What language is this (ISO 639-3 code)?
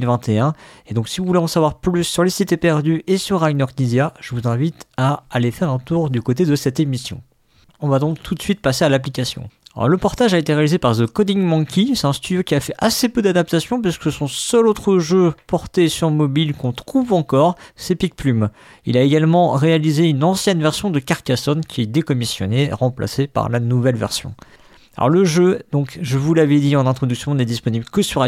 fra